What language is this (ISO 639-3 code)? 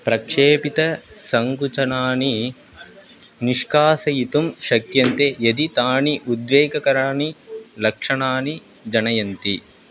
san